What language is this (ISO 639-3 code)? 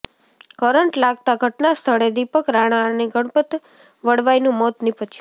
guj